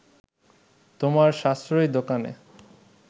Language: Bangla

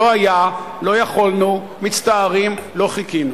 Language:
Hebrew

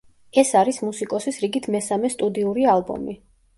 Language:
Georgian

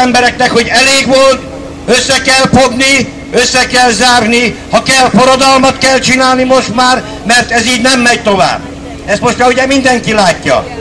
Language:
Hungarian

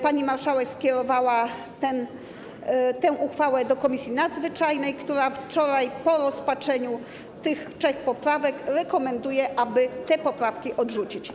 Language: Polish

